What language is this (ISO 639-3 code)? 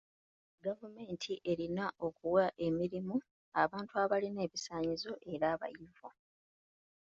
lug